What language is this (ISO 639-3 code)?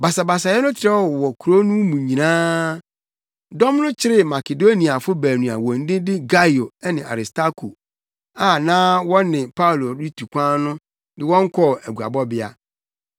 aka